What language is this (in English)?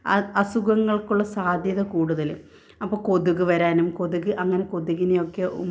Malayalam